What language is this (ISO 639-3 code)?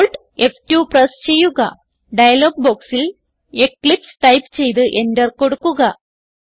mal